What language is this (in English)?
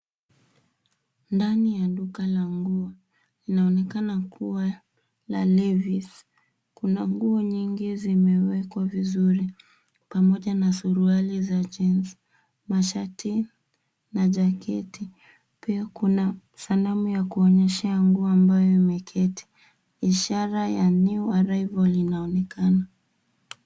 Swahili